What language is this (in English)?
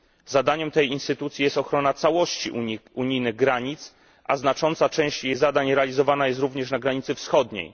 Polish